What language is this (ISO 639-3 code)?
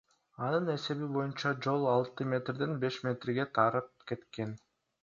kir